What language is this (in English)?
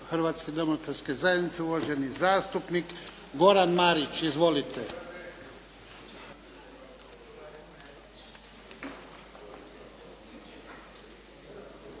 Croatian